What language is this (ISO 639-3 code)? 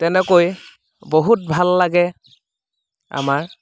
asm